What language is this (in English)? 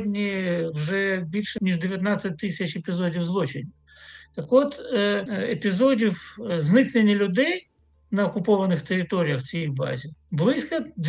Ukrainian